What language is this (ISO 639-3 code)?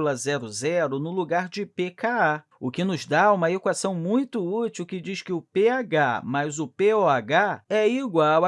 por